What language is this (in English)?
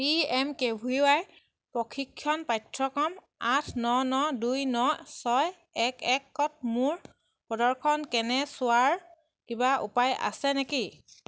Assamese